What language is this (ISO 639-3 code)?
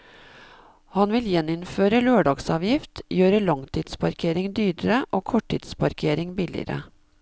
nor